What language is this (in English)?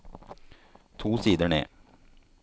Norwegian